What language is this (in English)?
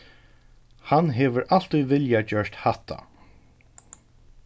Faroese